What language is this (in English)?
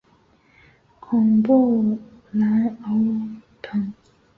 Chinese